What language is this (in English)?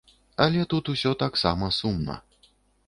Belarusian